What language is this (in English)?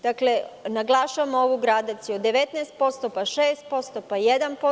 Serbian